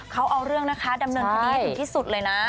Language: Thai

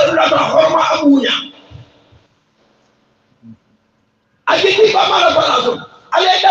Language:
Arabic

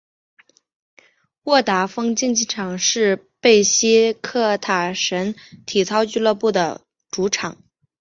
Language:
Chinese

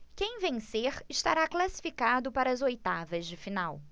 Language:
Portuguese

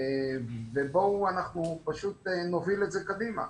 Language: Hebrew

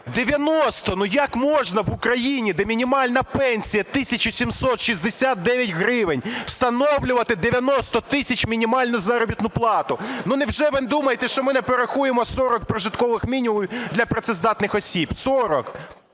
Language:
Ukrainian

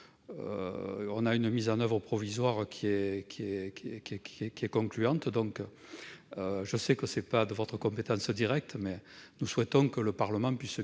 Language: French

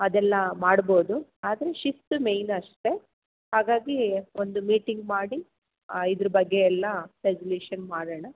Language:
Kannada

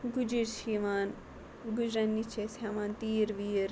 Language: Kashmiri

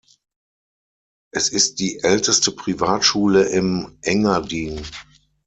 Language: German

